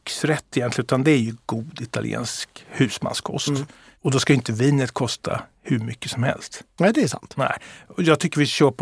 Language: Swedish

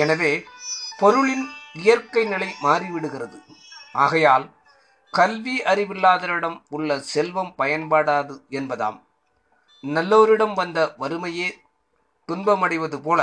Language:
Tamil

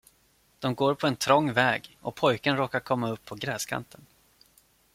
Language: Swedish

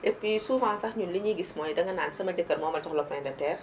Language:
Wolof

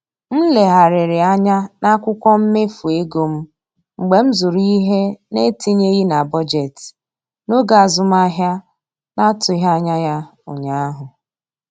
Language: Igbo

